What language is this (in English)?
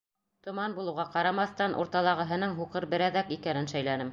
Bashkir